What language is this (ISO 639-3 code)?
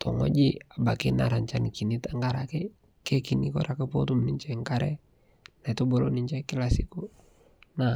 mas